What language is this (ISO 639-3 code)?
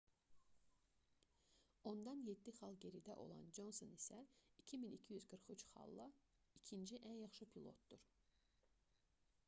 aze